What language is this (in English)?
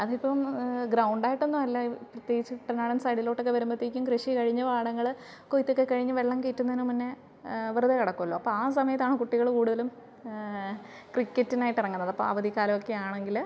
Malayalam